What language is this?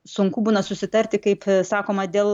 Lithuanian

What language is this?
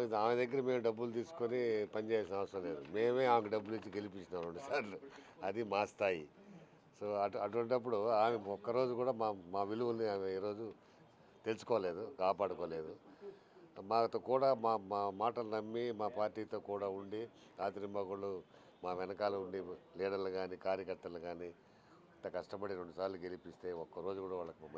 Telugu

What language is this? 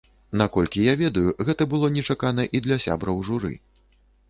Belarusian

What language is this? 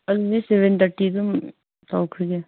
Manipuri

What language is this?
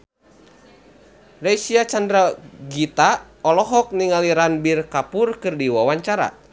Sundanese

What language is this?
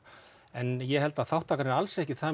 Icelandic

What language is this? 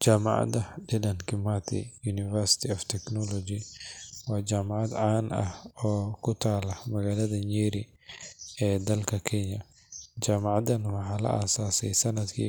Somali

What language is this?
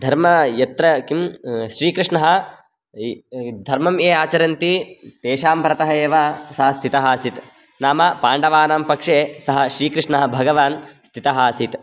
Sanskrit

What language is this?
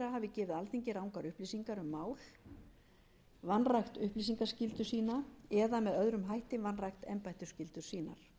Icelandic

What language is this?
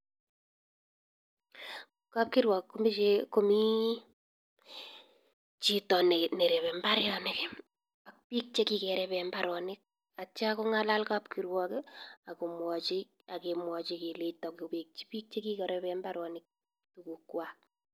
Kalenjin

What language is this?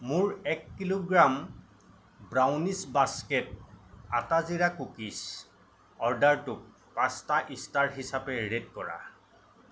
Assamese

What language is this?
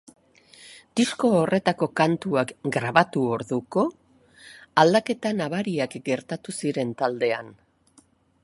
Basque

